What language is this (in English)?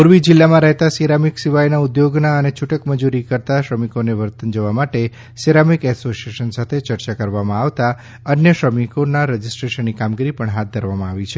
Gujarati